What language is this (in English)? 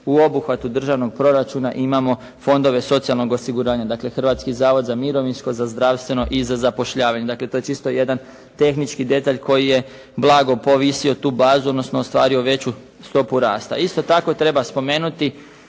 Croatian